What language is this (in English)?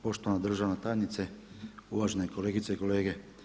Croatian